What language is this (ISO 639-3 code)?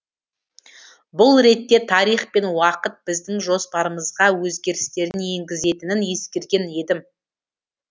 kaz